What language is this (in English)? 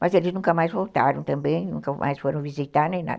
Portuguese